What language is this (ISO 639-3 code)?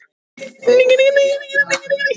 isl